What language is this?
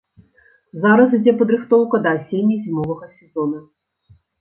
Belarusian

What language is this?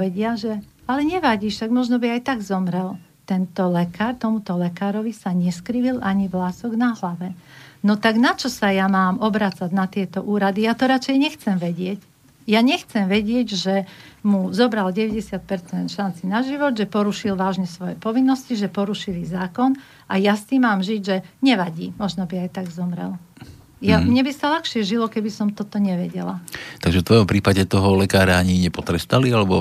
Slovak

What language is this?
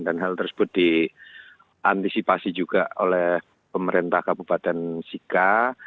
Indonesian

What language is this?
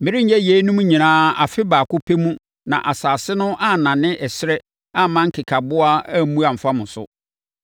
Akan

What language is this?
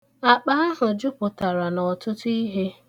Igbo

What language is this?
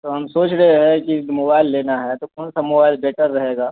Urdu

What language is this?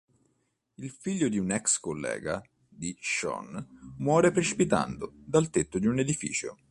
Italian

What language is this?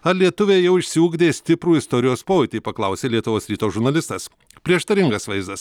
Lithuanian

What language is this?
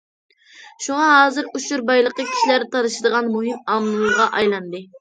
Uyghur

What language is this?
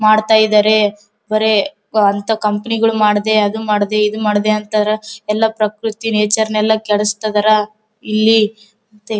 Kannada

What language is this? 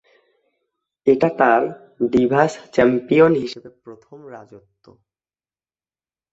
Bangla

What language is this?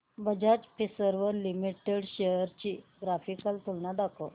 Marathi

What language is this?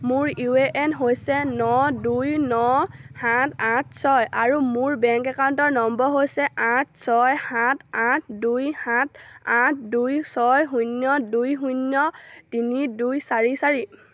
Assamese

